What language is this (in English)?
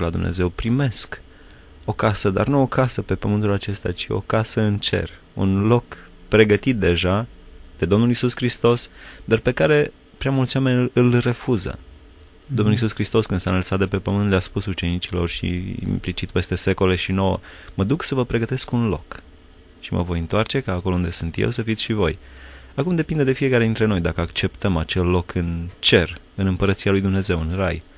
Romanian